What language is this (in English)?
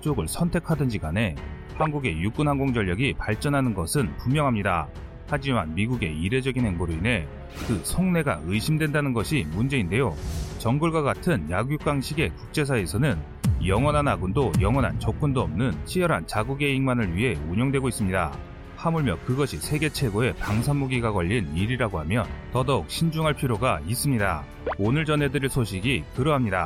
Korean